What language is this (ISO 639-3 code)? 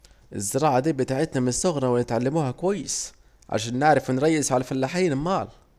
aec